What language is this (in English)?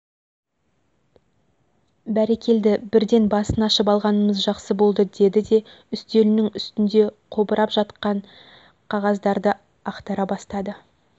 Kazakh